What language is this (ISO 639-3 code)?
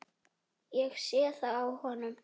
isl